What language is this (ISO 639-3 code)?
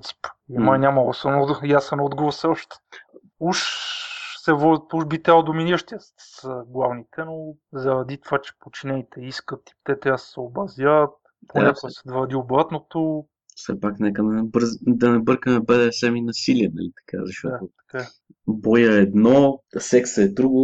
bul